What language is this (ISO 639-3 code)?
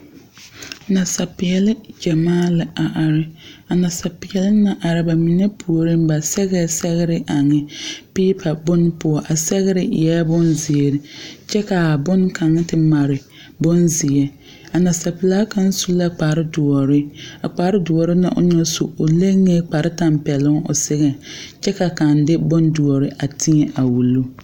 dga